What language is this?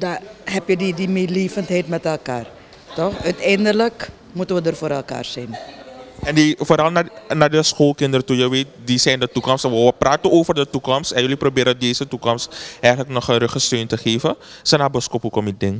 Dutch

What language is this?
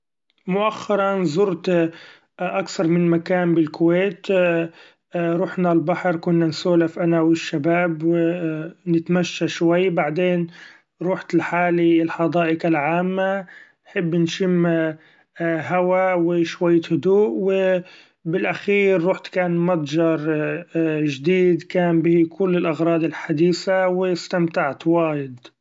Gulf Arabic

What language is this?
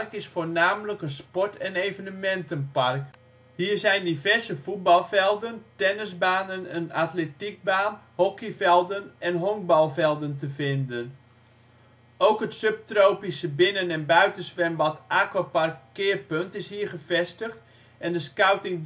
Dutch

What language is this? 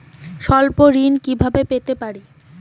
Bangla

